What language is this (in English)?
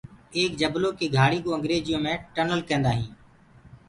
Gurgula